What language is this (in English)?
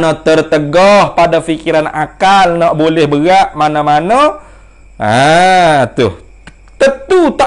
Malay